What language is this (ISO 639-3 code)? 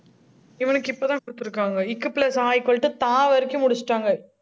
tam